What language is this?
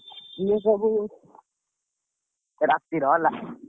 Odia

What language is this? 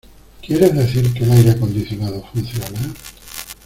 Spanish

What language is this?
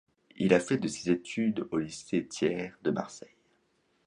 French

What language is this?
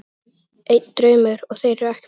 Icelandic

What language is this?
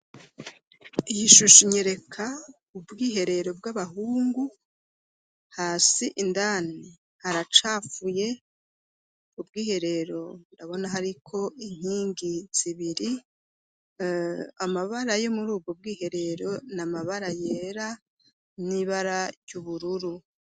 Rundi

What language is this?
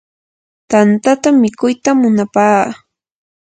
Yanahuanca Pasco Quechua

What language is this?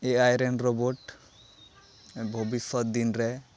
Santali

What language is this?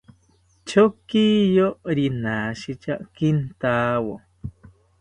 South Ucayali Ashéninka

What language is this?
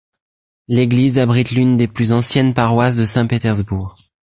French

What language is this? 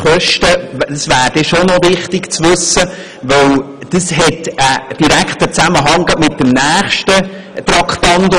Swiss German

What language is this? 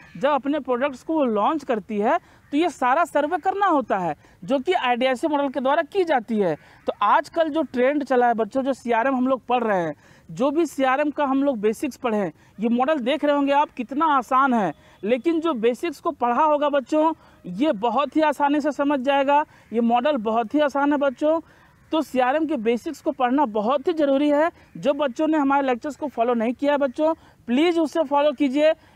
Hindi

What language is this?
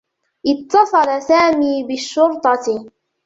Arabic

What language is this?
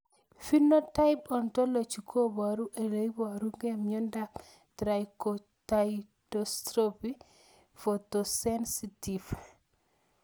Kalenjin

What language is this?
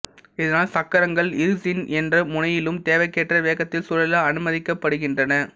Tamil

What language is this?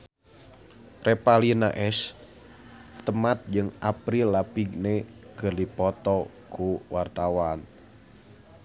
Sundanese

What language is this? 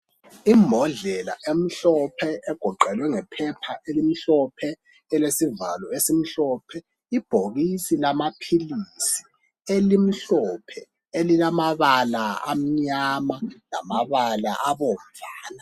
North Ndebele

